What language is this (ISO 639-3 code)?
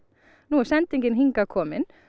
isl